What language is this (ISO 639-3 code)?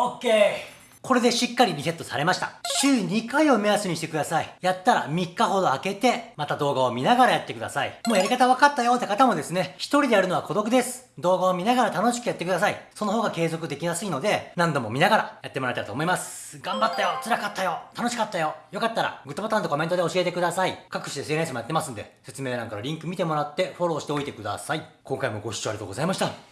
jpn